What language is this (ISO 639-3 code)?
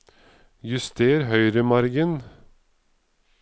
nor